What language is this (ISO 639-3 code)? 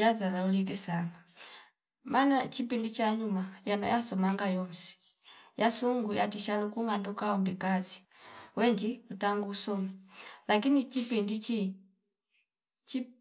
fip